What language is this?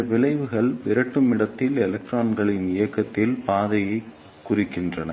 Tamil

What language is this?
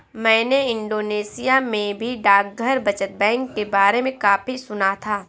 Hindi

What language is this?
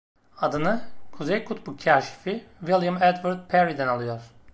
Turkish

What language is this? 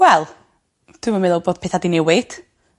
Welsh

